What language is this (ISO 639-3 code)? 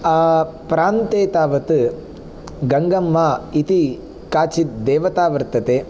san